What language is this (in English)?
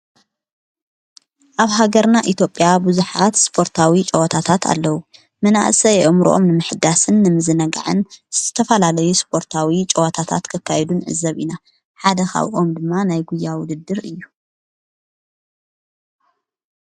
Tigrinya